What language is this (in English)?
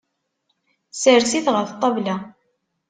Kabyle